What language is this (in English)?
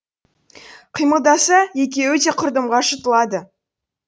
Kazakh